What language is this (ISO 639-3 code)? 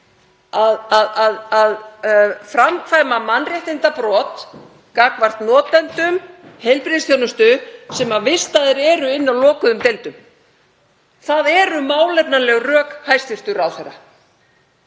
isl